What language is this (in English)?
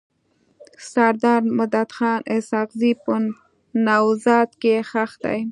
Pashto